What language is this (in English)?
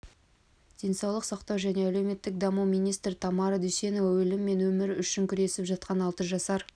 Kazakh